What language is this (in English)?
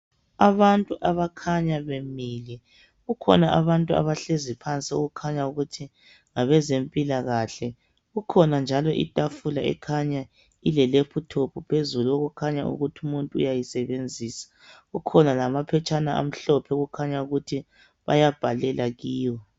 North Ndebele